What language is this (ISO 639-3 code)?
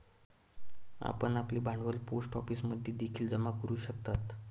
mar